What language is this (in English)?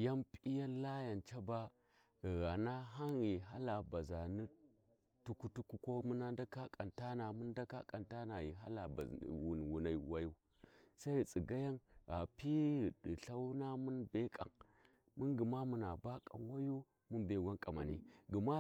Warji